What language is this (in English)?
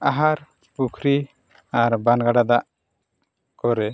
Santali